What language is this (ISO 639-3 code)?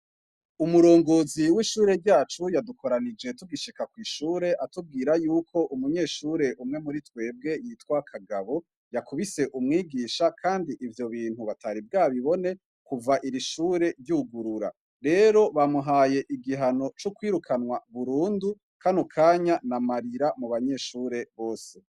run